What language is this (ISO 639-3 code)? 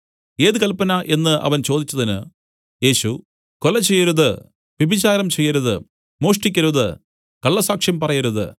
mal